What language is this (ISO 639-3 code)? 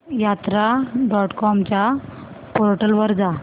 mar